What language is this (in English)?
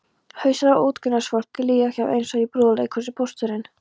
Icelandic